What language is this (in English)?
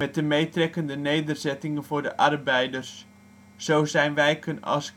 Dutch